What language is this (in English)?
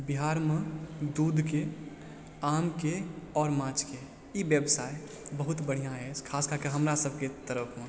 Maithili